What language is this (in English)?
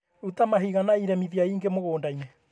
Kikuyu